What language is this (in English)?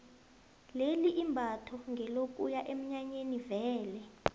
South Ndebele